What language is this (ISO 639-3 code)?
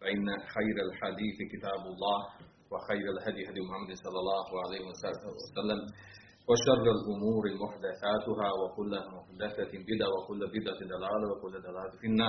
hrv